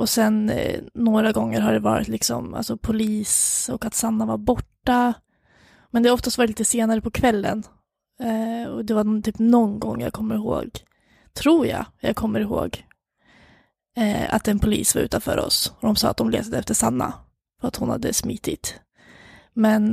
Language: Swedish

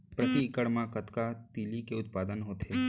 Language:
Chhattisgarhi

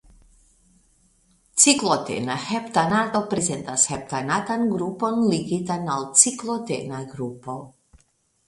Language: Esperanto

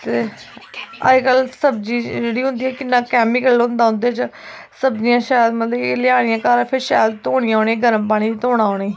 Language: Dogri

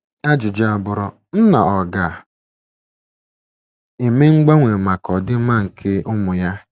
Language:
Igbo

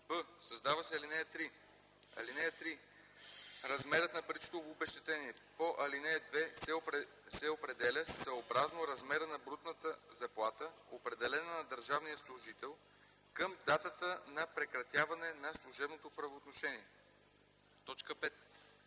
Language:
Bulgarian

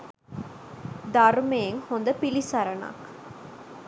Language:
Sinhala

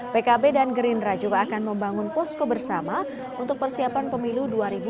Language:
Indonesian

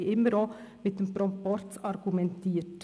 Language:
Swiss German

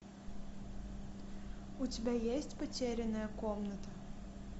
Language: Russian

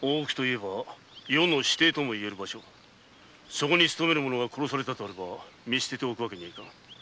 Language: Japanese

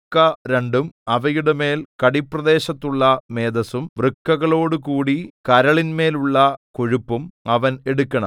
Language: Malayalam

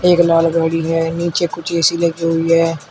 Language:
Hindi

